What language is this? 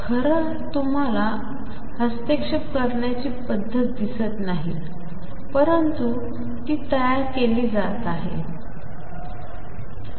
Marathi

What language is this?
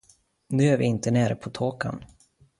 Swedish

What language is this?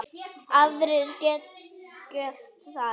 Icelandic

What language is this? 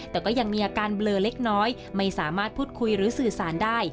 Thai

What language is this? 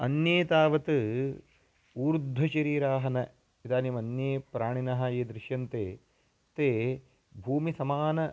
Sanskrit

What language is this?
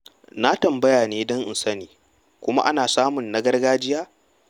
Hausa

